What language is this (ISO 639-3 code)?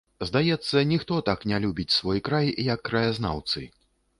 bel